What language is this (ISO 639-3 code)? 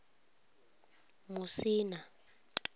ven